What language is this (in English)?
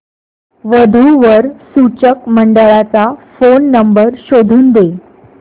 Marathi